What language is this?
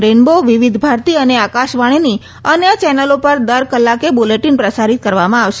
Gujarati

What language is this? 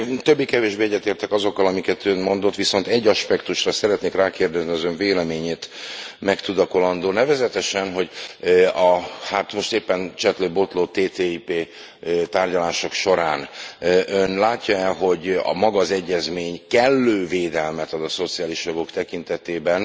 Hungarian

